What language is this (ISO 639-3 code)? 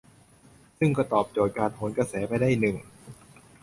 tha